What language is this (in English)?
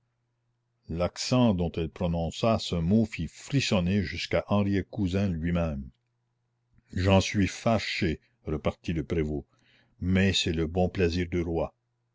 French